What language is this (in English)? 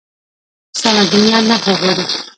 Pashto